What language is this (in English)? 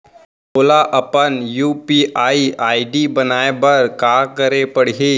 Chhattisgarhi